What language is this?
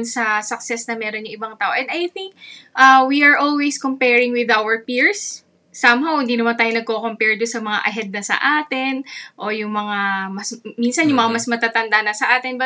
Filipino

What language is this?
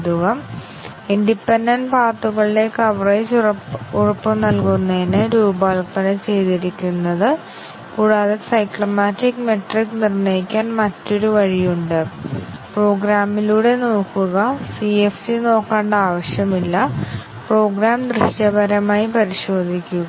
Malayalam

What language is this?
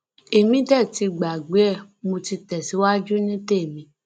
Yoruba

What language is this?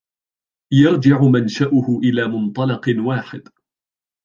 Arabic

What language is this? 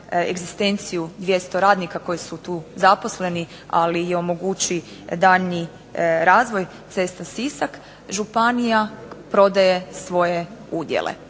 Croatian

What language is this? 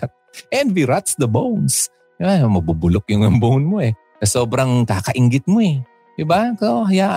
Filipino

